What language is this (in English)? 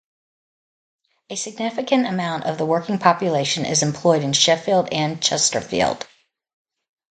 English